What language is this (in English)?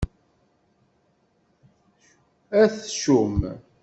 Kabyle